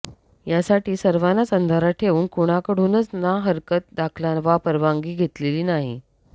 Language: Marathi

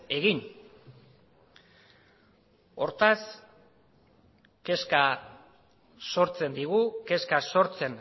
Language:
Basque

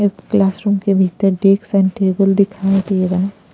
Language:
Hindi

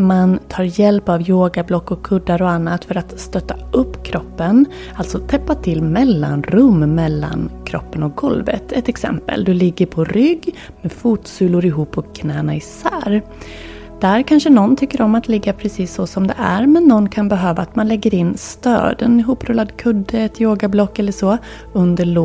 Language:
Swedish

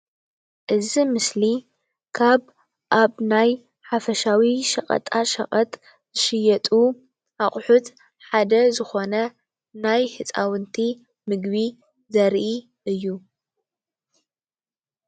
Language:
Tigrinya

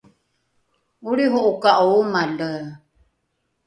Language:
Rukai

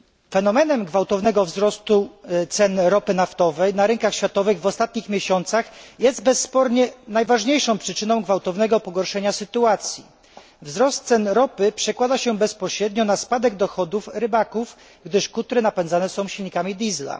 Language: Polish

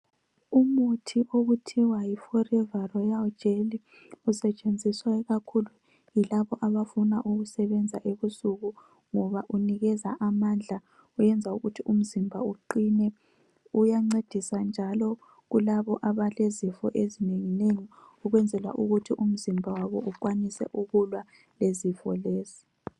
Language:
North Ndebele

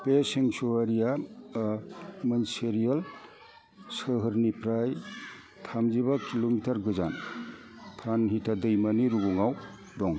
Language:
Bodo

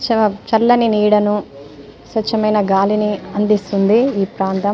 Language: Telugu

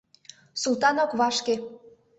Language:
Mari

